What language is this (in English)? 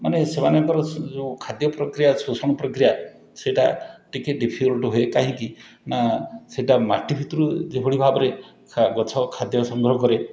Odia